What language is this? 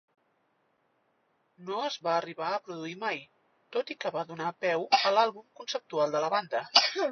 Catalan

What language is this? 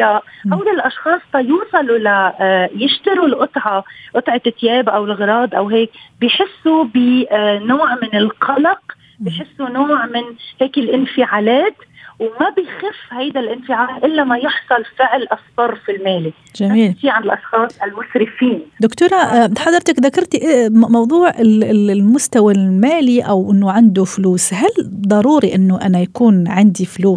Arabic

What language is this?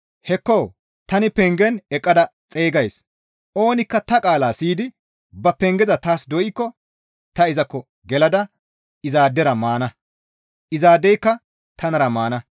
Gamo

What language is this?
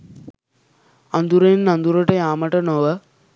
Sinhala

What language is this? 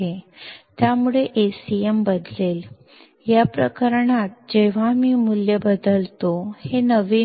Kannada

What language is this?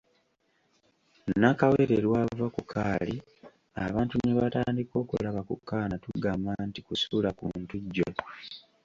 Ganda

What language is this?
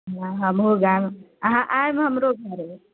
Maithili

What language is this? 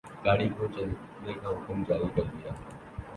Urdu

